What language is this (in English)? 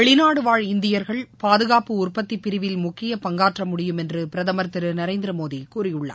Tamil